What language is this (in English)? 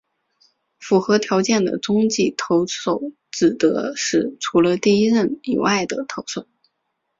Chinese